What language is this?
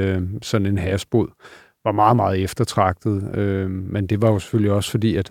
Danish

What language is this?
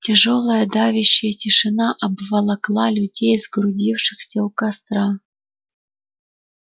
Russian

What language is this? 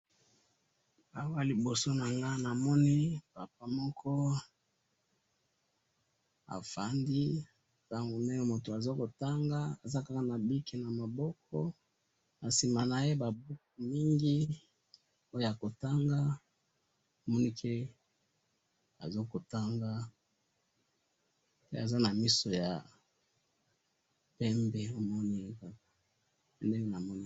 Lingala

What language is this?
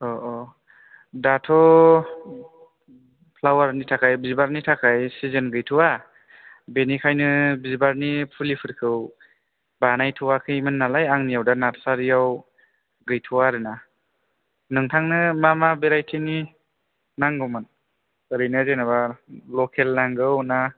Bodo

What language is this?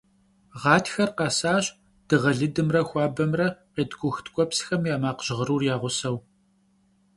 Kabardian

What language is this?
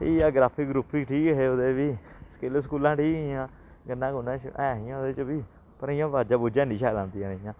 Dogri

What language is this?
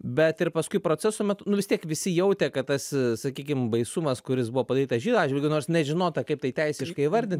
Lithuanian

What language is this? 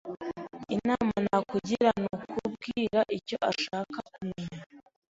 Kinyarwanda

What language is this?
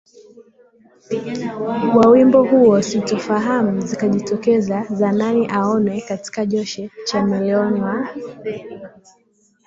Swahili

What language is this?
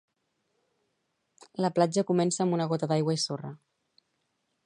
Catalan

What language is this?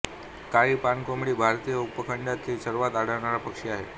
Marathi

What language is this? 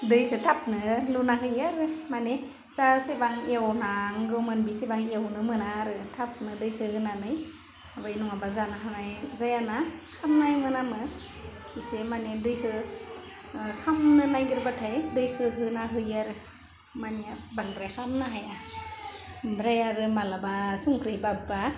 Bodo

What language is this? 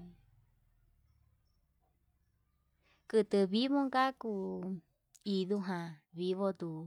Yutanduchi Mixtec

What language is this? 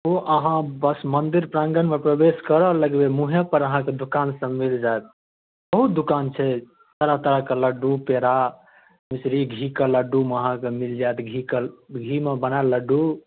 Maithili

